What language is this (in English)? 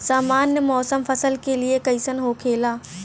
Bhojpuri